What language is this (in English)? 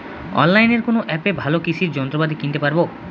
Bangla